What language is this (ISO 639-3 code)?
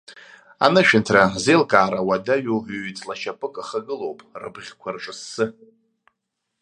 abk